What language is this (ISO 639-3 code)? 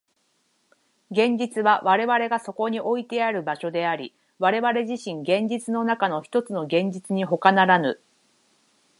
jpn